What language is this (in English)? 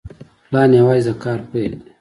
Pashto